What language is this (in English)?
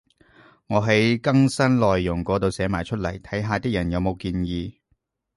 Cantonese